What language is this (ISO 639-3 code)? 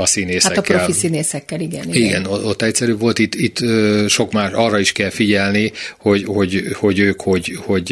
hun